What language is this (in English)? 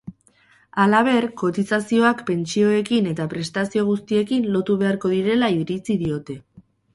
Basque